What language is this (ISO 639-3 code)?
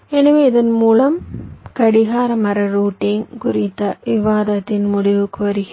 tam